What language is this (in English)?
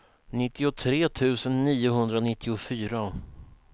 Swedish